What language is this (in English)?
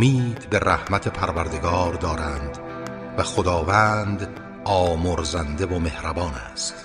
Persian